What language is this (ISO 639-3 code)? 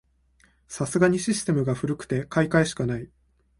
jpn